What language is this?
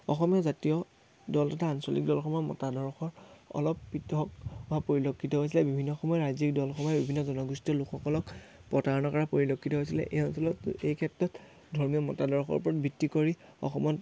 Assamese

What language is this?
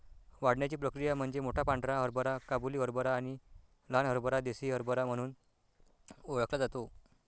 Marathi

